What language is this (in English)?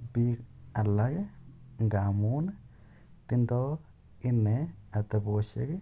Kalenjin